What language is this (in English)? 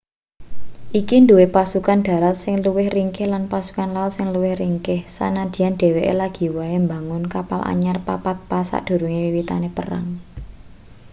Javanese